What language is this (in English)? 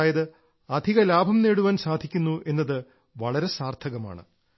Malayalam